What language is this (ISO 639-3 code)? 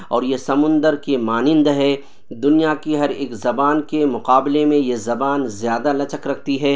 urd